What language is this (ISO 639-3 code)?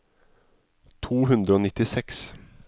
nor